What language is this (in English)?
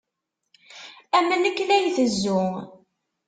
Kabyle